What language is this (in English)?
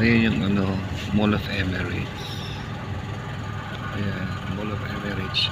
Filipino